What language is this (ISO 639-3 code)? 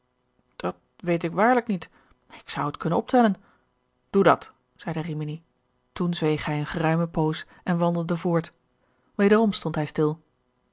nld